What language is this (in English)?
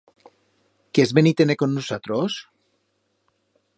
Aragonese